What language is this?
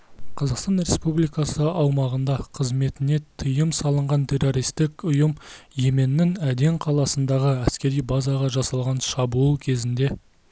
Kazakh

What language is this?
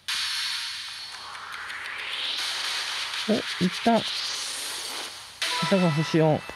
Japanese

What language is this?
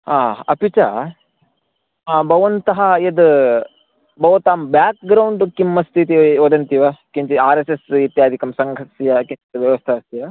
Sanskrit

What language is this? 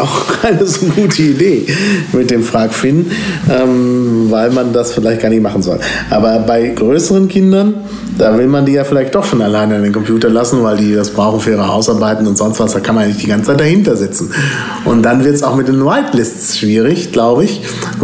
German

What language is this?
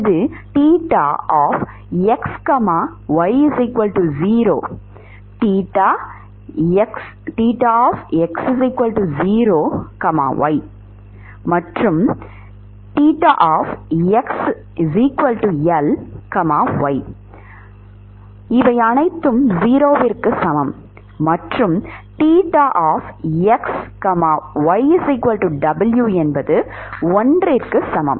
Tamil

